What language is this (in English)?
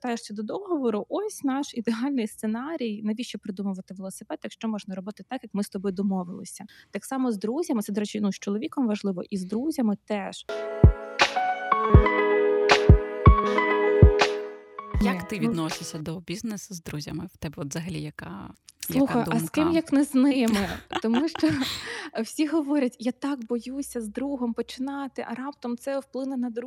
Ukrainian